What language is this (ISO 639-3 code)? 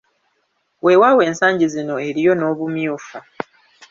lug